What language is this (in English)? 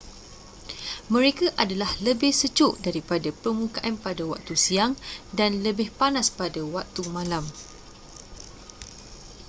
Malay